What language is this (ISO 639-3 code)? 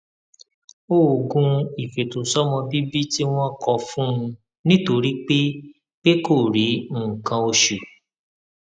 yor